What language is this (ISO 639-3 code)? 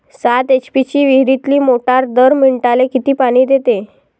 mar